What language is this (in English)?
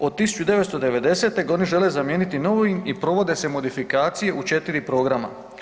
Croatian